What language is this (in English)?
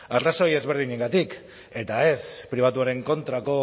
Basque